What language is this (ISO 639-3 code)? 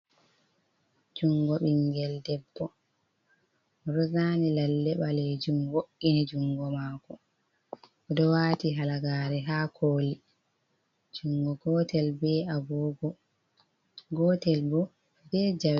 ful